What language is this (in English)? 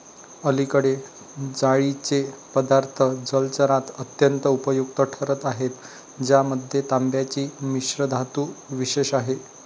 Marathi